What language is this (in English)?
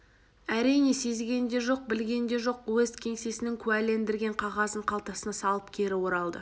Kazakh